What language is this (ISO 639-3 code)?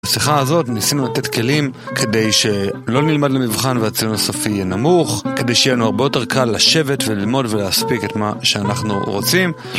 heb